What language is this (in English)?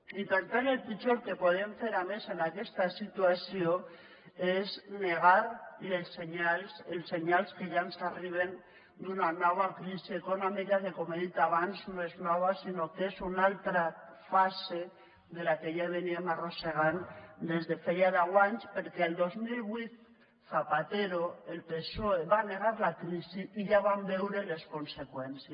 Catalan